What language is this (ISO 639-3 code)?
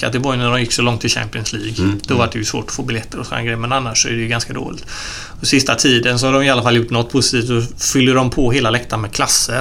swe